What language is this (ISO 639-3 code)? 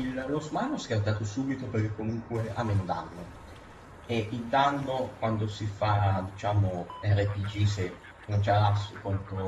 ita